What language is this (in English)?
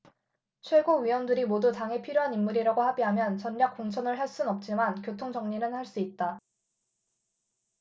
Korean